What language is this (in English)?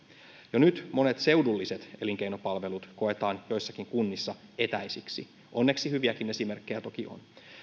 Finnish